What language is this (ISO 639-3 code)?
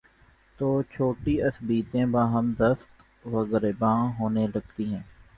urd